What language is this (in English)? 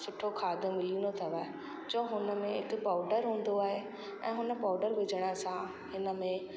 Sindhi